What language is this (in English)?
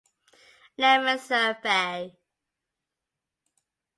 English